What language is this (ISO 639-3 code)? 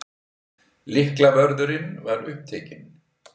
isl